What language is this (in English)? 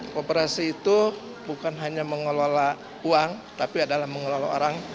Indonesian